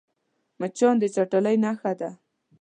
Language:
Pashto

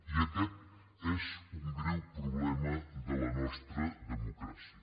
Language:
Catalan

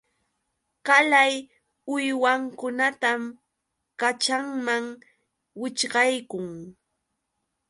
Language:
Yauyos Quechua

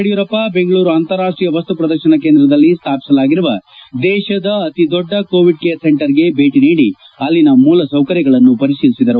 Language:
Kannada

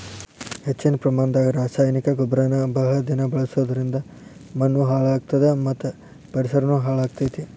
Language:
Kannada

